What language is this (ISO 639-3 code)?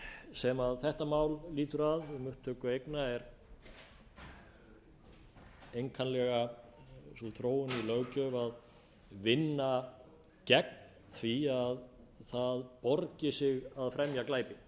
isl